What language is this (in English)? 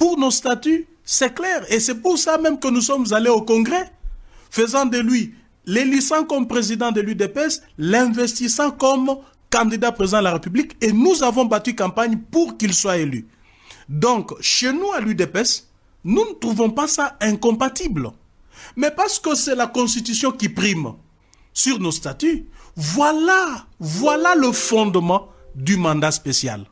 French